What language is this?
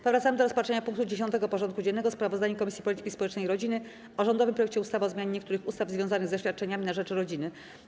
Polish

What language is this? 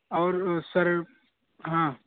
Urdu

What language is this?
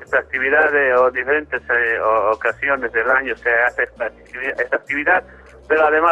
Spanish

